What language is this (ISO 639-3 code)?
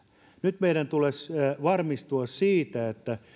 fin